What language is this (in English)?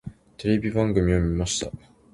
Japanese